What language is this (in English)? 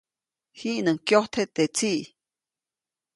Copainalá Zoque